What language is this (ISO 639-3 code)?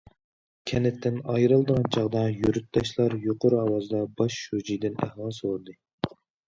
uig